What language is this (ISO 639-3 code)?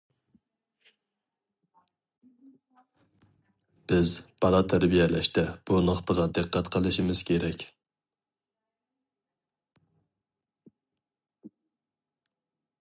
uig